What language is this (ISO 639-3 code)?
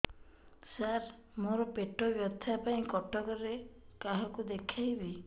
ori